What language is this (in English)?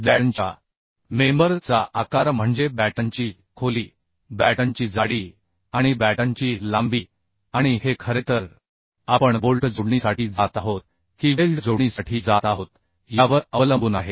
Marathi